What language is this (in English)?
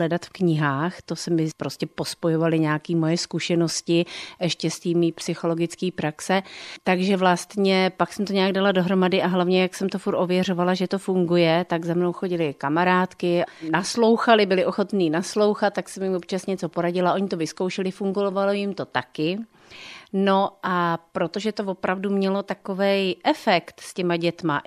Czech